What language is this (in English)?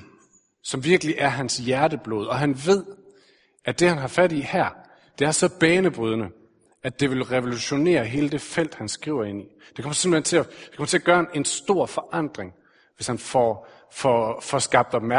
Danish